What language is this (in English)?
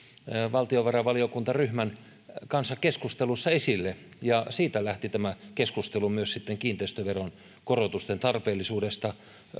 Finnish